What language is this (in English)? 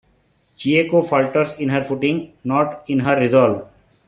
English